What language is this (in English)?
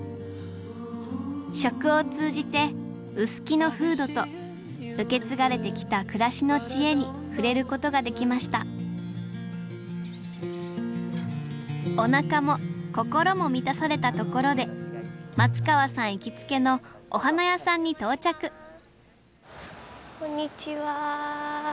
Japanese